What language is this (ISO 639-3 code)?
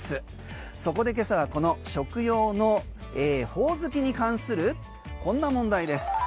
jpn